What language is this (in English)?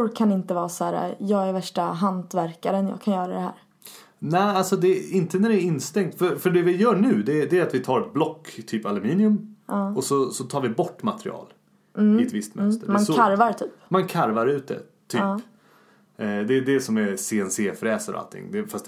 Swedish